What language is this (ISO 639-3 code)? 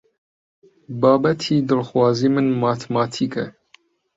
ckb